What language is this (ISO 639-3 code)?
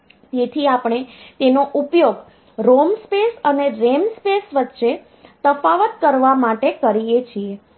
guj